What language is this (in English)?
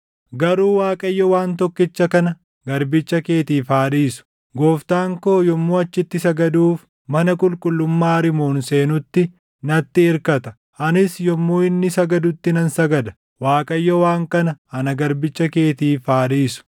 Oromo